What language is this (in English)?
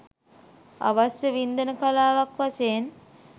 Sinhala